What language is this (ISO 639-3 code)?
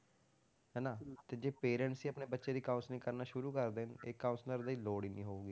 pan